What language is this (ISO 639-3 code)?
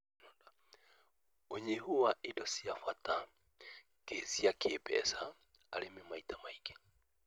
kik